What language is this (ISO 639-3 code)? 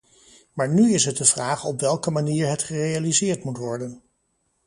nld